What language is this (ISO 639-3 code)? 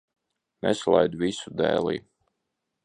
lav